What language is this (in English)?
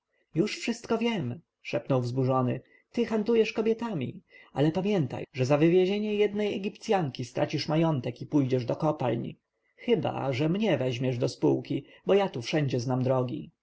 Polish